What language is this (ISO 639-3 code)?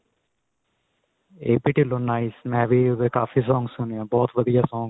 pan